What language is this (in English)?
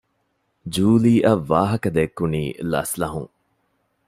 Divehi